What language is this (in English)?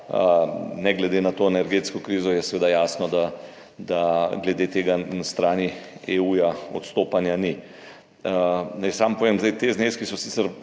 Slovenian